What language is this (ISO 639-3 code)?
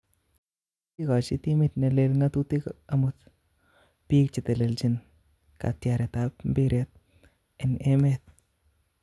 kln